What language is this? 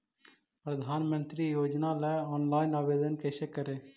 Magahi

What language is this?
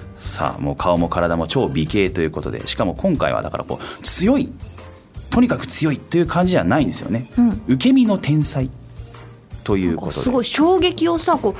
Japanese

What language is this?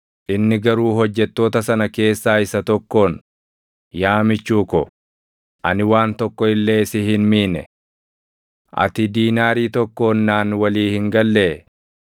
Oromo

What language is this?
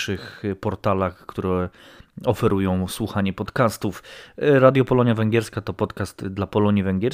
Polish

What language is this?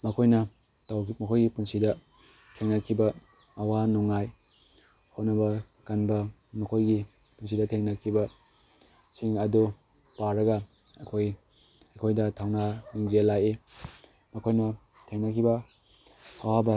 Manipuri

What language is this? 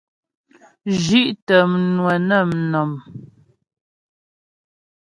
Ghomala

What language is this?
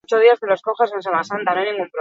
Basque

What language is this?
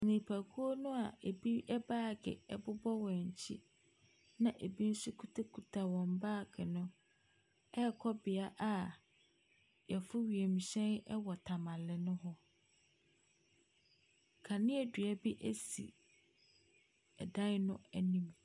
Akan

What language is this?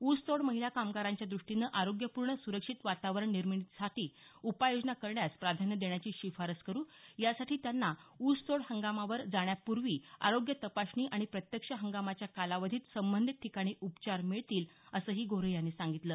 Marathi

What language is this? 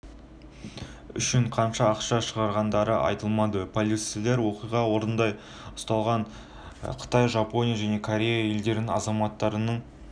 Kazakh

